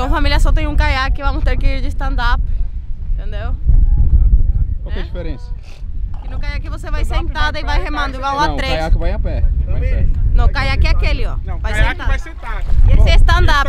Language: Portuguese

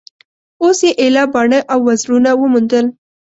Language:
Pashto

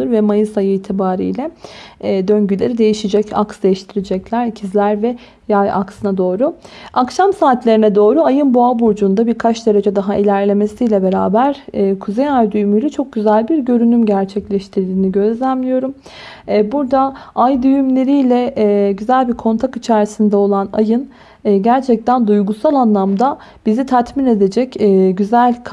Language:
Turkish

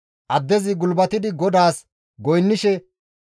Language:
Gamo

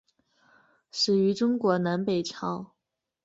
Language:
Chinese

